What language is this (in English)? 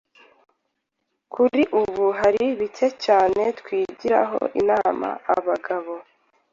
Kinyarwanda